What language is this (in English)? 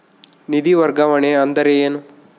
Kannada